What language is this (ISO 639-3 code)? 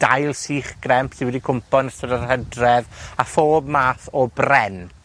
cym